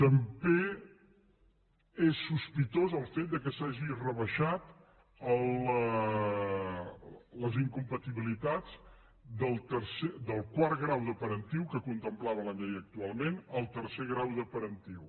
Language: Catalan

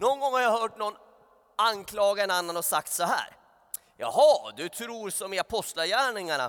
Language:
Swedish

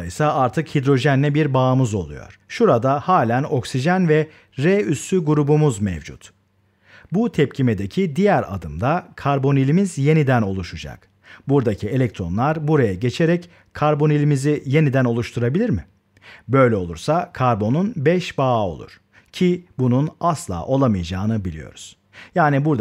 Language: Turkish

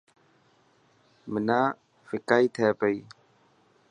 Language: Dhatki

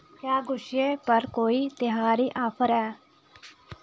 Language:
Dogri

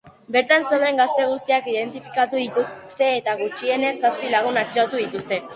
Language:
Basque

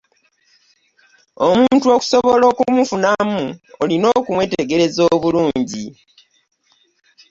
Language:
Ganda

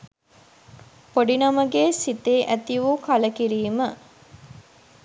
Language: Sinhala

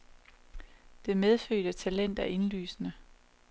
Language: Danish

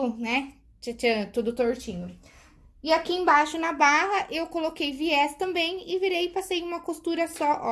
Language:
Portuguese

